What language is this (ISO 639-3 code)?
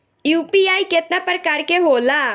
bho